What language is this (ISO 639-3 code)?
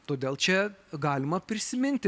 lit